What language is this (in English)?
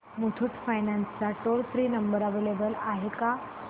Marathi